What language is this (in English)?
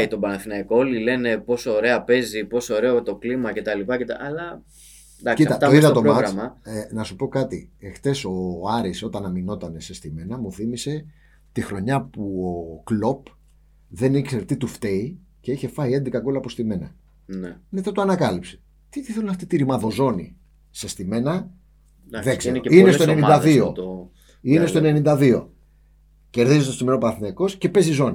Greek